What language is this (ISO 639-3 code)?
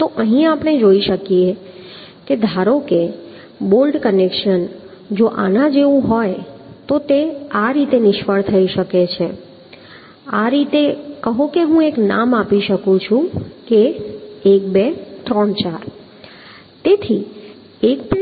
guj